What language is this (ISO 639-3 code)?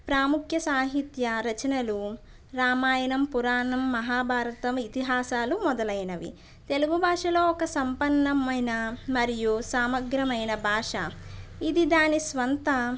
tel